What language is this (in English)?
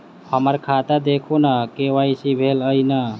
Maithili